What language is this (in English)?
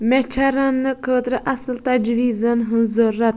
Kashmiri